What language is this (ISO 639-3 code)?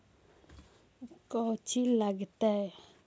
mag